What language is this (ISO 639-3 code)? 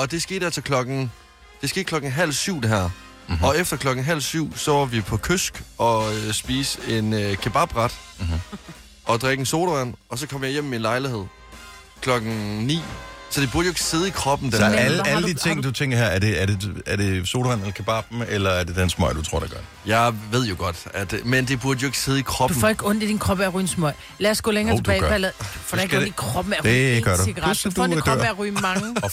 dan